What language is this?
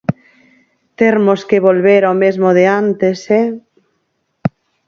Galician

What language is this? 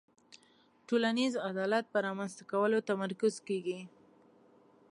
Pashto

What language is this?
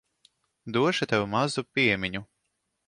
Latvian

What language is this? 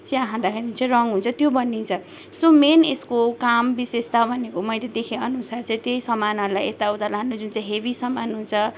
Nepali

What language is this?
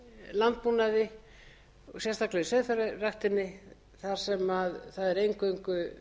Icelandic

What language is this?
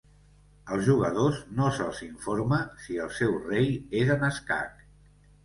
Catalan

